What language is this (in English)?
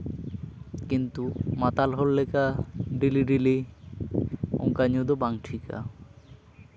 Santali